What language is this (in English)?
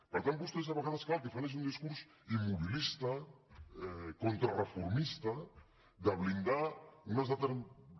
Catalan